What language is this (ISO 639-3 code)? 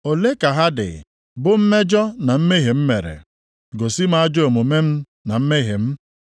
ibo